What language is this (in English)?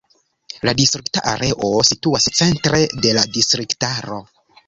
Esperanto